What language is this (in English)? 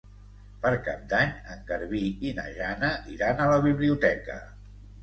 Catalan